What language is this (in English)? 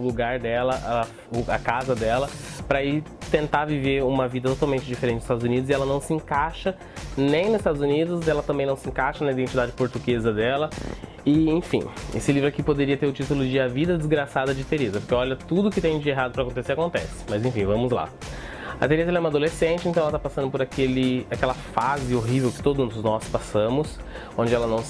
Portuguese